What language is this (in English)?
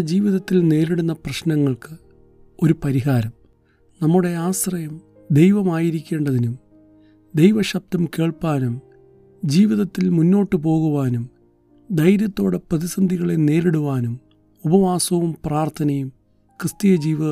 Malayalam